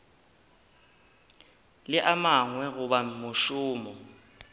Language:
Northern Sotho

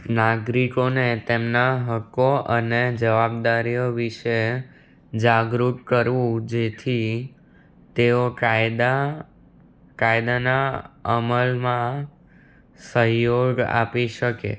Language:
Gujarati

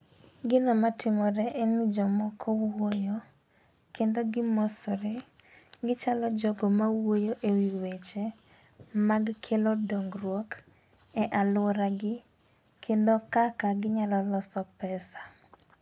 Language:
Luo (Kenya and Tanzania)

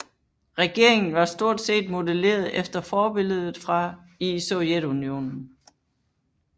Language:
Danish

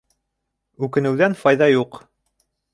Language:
Bashkir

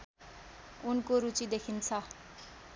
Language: Nepali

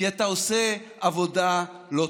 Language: Hebrew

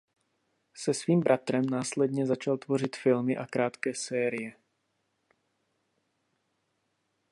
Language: Czech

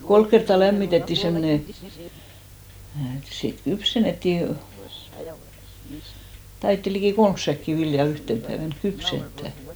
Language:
Finnish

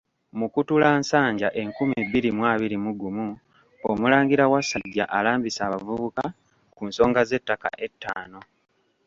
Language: Ganda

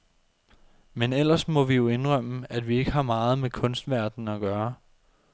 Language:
Danish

